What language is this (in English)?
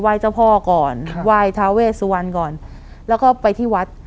Thai